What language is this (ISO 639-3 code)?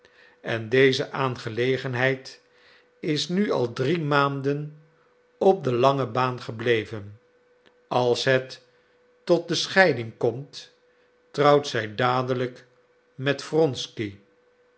nld